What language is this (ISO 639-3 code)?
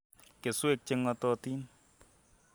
kln